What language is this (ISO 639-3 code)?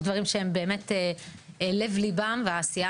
heb